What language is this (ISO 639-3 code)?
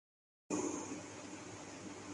urd